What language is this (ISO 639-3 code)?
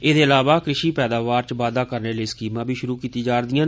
doi